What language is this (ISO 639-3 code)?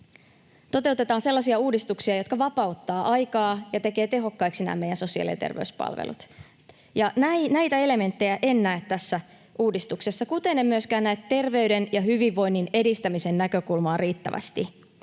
fin